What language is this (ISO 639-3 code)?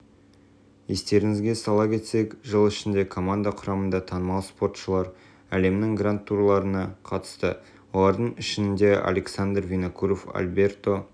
kaz